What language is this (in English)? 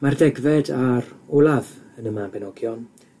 Welsh